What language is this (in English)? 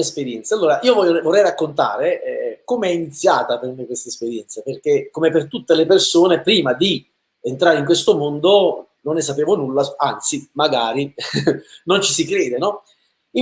Italian